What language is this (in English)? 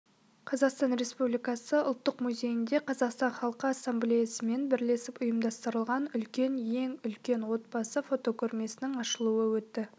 Kazakh